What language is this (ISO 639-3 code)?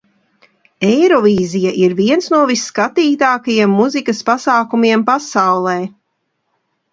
lav